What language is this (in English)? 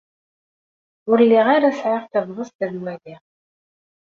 Kabyle